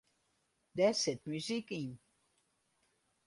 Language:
Western Frisian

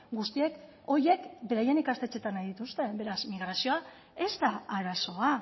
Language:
Basque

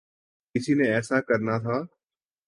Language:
Urdu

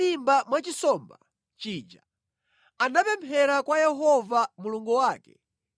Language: Nyanja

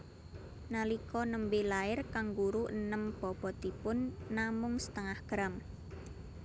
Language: Javanese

